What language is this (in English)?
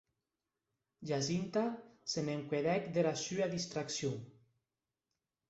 Occitan